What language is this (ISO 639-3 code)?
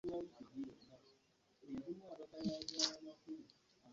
lug